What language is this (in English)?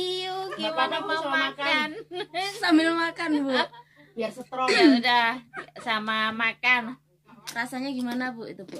Indonesian